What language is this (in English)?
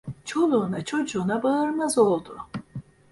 Turkish